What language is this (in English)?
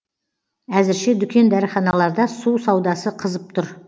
Kazakh